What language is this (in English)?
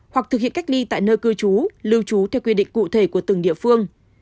Vietnamese